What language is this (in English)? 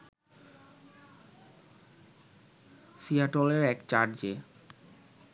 Bangla